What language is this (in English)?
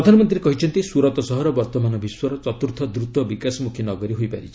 Odia